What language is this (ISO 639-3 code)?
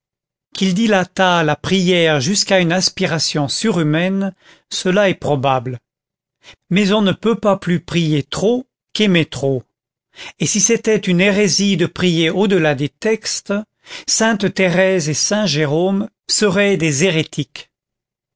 fra